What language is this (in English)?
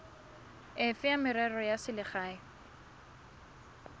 Tswana